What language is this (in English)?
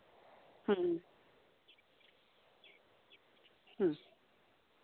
Santali